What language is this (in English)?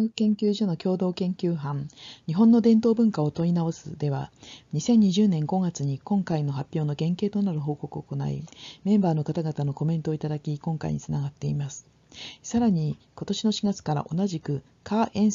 Japanese